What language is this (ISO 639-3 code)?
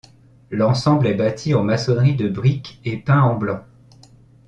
fra